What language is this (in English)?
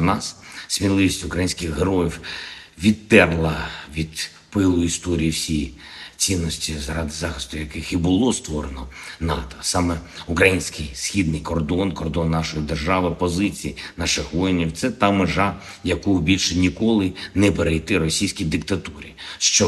Ukrainian